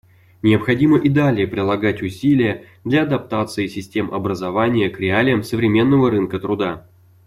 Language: Russian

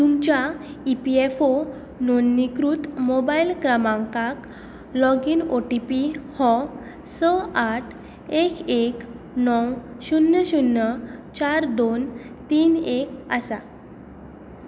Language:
Konkani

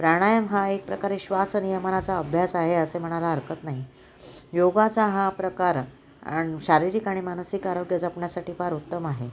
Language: Marathi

